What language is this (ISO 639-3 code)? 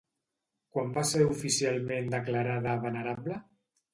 cat